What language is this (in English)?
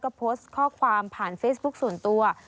Thai